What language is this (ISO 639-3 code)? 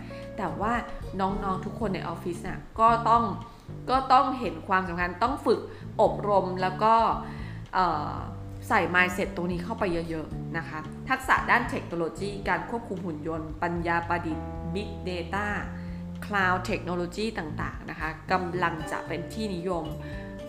tha